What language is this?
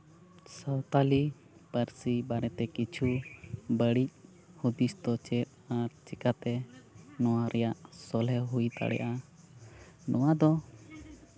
Santali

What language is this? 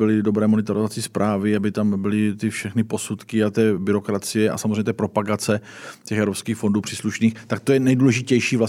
Czech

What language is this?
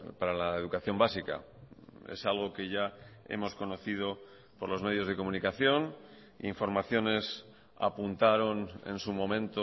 Spanish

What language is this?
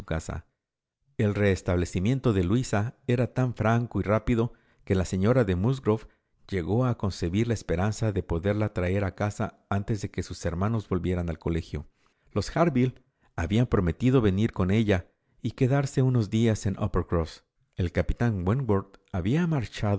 Spanish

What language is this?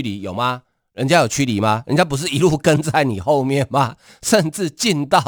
Chinese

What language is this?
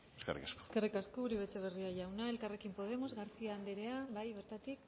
Basque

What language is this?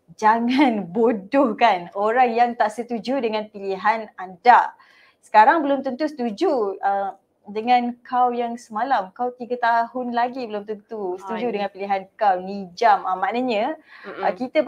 Malay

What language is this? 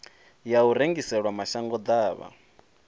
Venda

